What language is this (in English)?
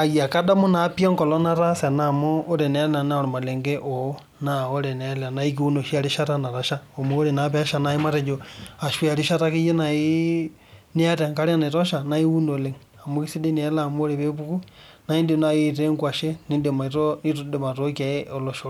Masai